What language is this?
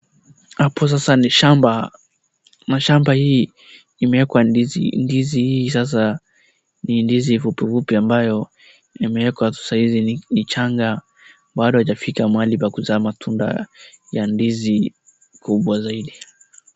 Swahili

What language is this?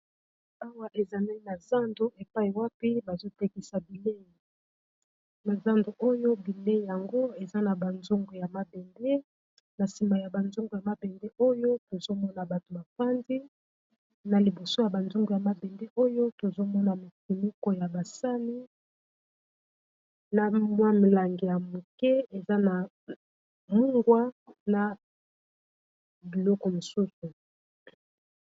Lingala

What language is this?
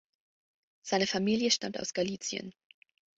German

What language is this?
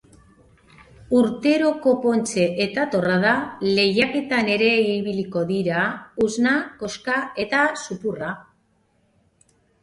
Basque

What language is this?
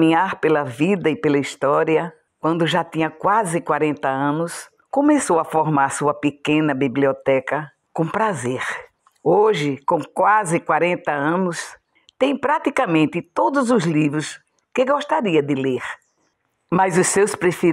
Portuguese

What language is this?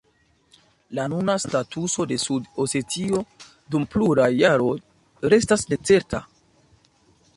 Esperanto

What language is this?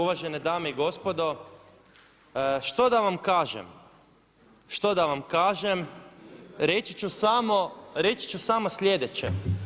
Croatian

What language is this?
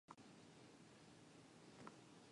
Japanese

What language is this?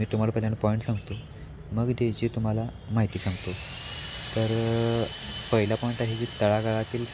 Marathi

